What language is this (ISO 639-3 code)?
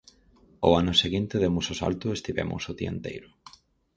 glg